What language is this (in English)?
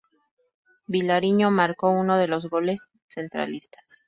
Spanish